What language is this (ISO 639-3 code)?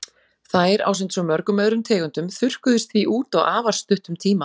isl